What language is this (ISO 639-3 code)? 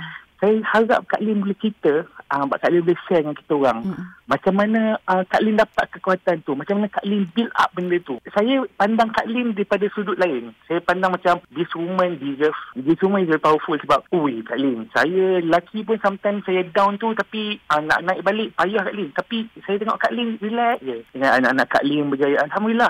msa